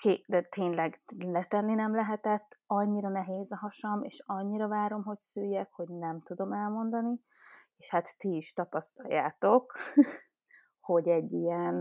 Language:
Hungarian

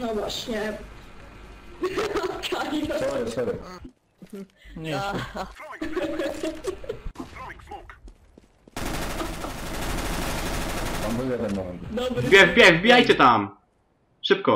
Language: Polish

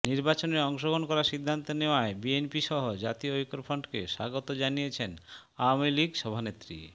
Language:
Bangla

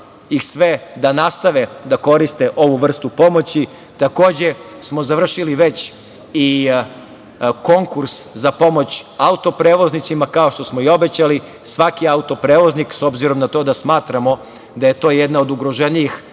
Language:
Serbian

